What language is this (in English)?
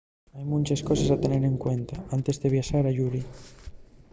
Asturian